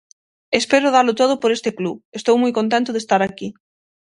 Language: Galician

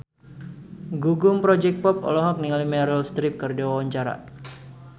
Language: Sundanese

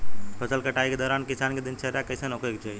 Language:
Bhojpuri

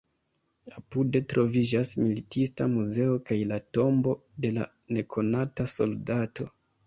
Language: Esperanto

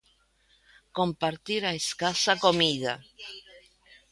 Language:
Galician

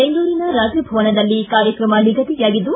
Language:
Kannada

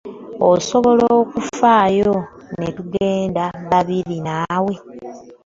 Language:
Ganda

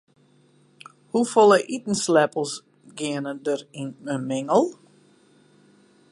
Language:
Western Frisian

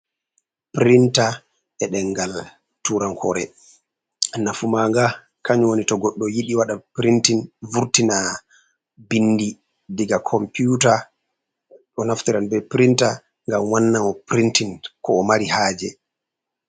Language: Fula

